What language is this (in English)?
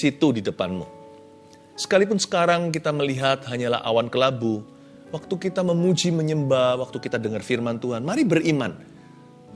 Indonesian